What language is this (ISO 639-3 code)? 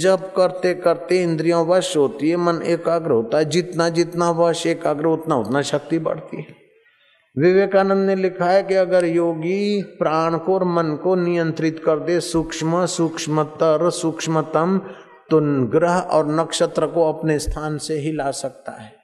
hin